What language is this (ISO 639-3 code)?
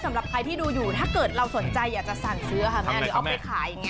tha